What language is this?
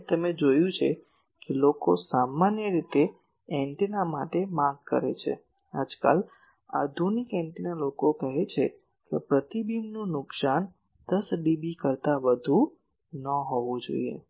Gujarati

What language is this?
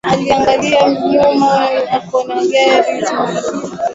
Swahili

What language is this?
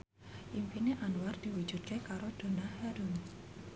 Javanese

